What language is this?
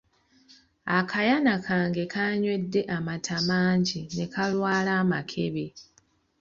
Ganda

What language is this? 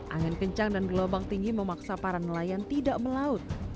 Indonesian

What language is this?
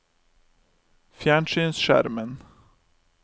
Norwegian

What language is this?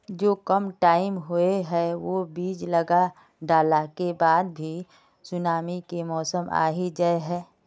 Magahi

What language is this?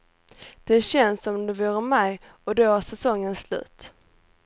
Swedish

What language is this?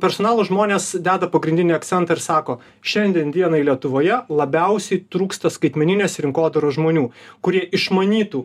Lithuanian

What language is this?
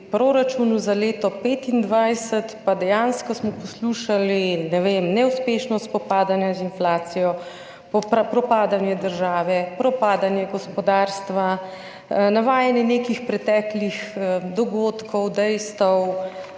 Slovenian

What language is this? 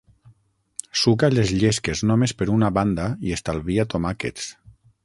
Catalan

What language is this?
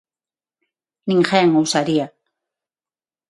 Galician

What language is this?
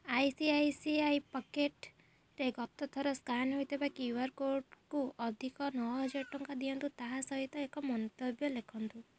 Odia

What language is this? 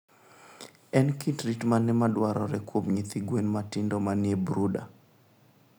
Luo (Kenya and Tanzania)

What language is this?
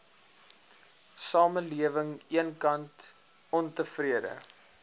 Afrikaans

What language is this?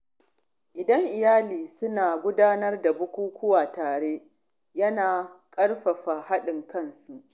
Hausa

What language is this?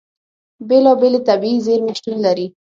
Pashto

